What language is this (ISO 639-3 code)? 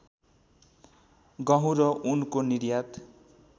nep